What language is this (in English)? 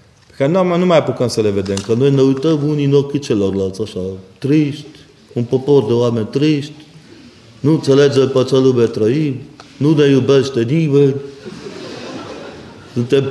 Romanian